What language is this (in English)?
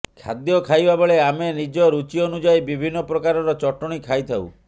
Odia